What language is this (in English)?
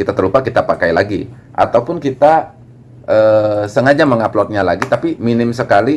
Indonesian